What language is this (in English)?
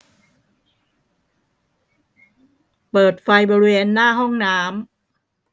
Thai